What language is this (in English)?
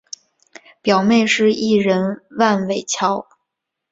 Chinese